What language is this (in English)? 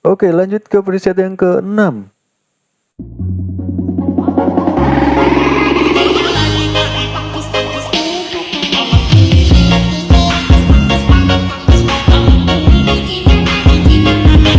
Indonesian